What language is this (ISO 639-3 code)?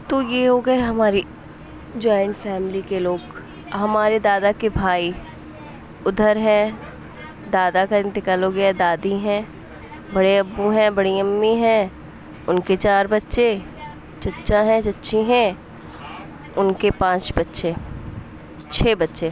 urd